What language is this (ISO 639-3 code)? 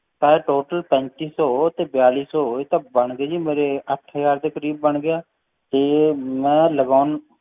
pan